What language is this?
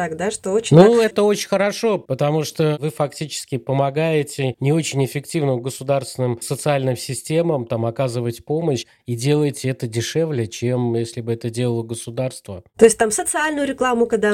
Russian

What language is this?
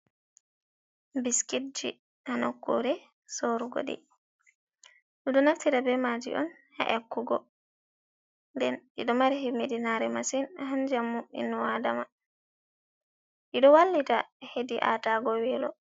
Fula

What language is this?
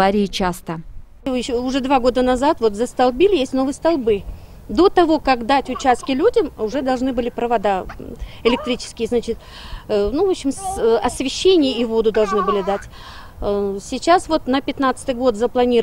Russian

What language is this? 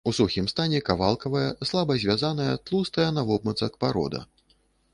Belarusian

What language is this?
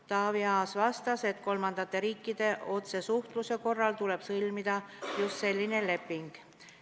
Estonian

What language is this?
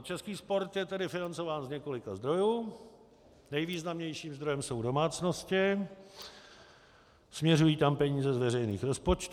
Czech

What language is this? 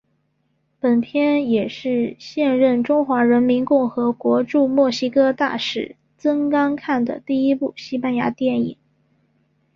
Chinese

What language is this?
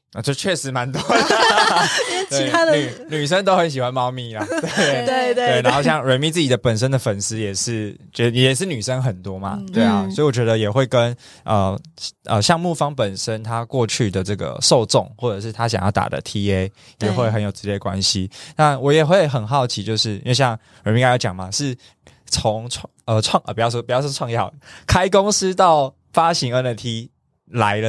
Chinese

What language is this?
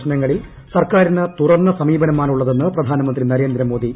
Malayalam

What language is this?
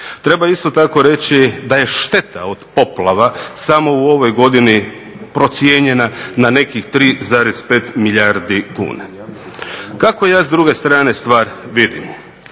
Croatian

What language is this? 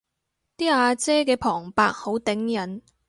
Cantonese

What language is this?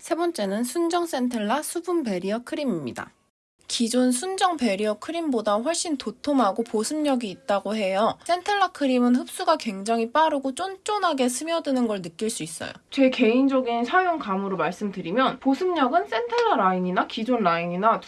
Korean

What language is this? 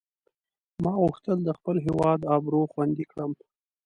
Pashto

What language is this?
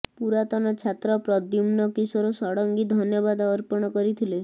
Odia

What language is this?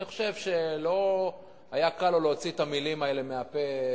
Hebrew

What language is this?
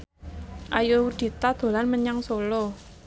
Javanese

